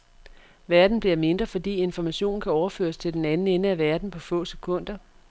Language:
Danish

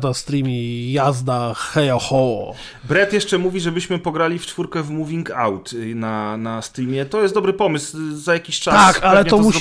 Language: Polish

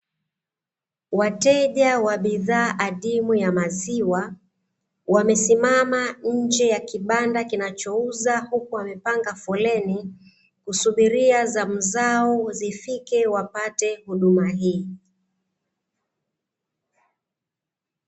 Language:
Swahili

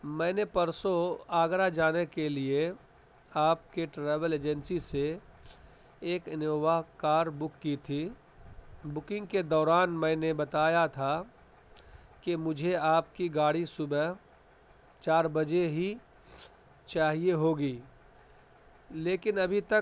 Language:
Urdu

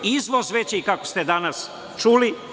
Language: Serbian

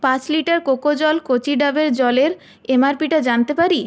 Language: Bangla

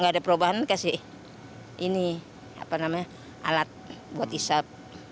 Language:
Indonesian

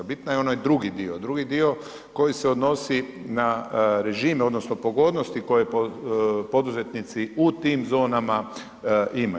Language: Croatian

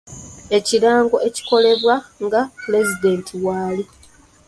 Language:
Ganda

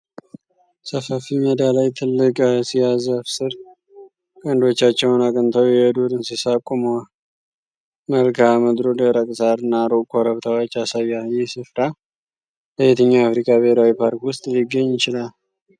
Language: Amharic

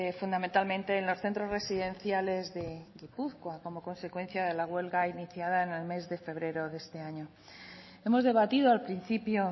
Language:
Spanish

